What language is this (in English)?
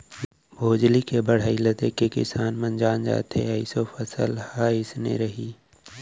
Chhattisgarhi